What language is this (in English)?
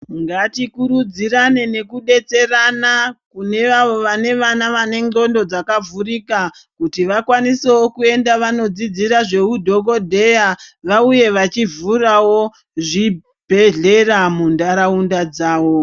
Ndau